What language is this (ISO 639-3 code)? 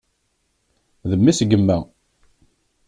kab